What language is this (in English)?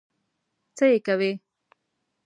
Pashto